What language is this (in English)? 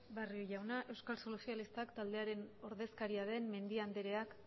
Basque